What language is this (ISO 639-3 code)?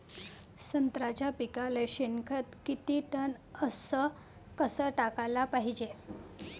mar